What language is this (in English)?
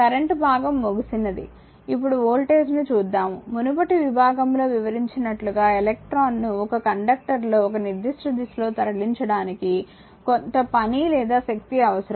Telugu